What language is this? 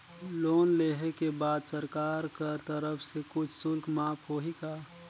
Chhattisgarhi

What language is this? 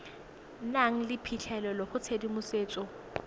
Tswana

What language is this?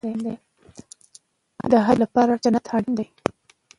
Pashto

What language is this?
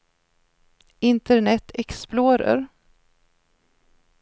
Swedish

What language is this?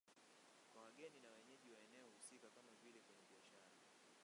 Swahili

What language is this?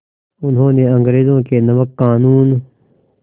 Hindi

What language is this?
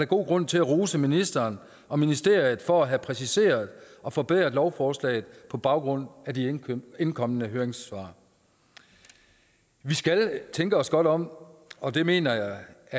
Danish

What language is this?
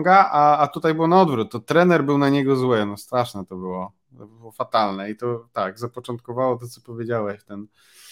Polish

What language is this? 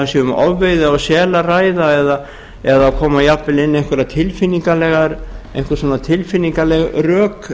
Icelandic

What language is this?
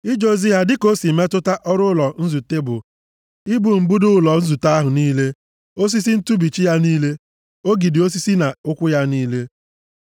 Igbo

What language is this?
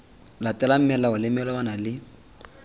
Tswana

